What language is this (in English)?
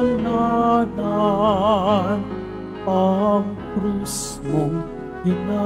Filipino